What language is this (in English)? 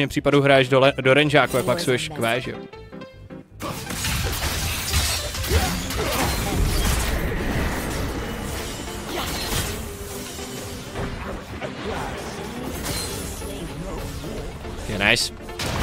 Czech